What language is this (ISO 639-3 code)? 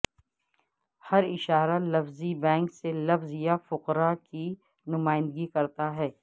urd